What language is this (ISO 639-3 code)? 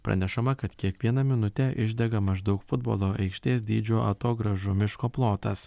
lit